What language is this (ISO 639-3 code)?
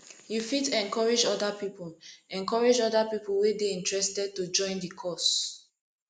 pcm